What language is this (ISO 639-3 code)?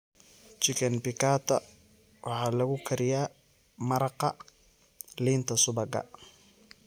som